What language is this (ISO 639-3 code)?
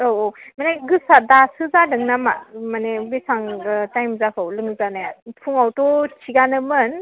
brx